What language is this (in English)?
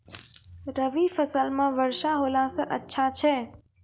Maithili